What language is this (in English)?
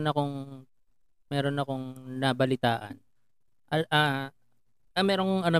Filipino